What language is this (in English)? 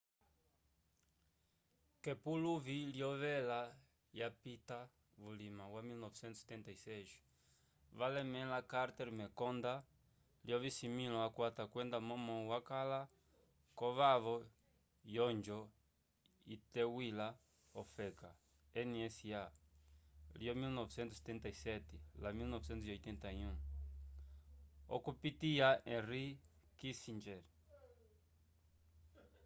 Umbundu